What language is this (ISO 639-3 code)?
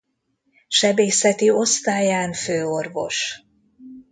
hun